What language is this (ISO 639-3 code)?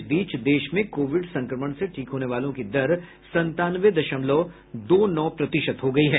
hin